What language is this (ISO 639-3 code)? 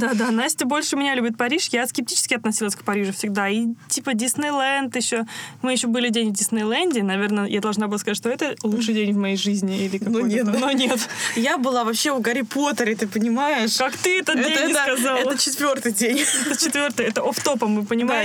rus